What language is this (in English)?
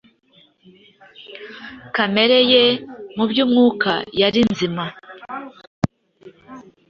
Kinyarwanda